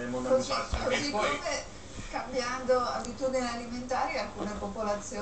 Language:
Italian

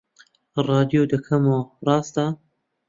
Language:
Central Kurdish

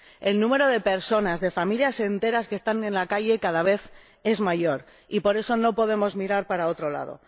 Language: Spanish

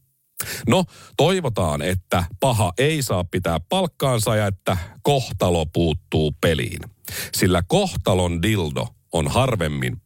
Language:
Finnish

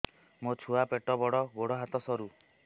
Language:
Odia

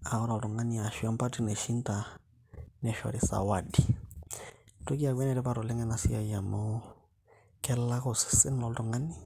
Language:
Masai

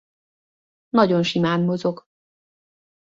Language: Hungarian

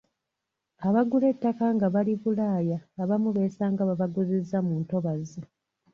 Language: Ganda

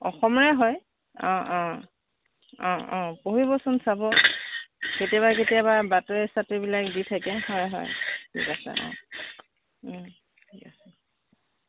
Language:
Assamese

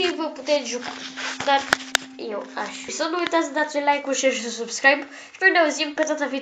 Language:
Romanian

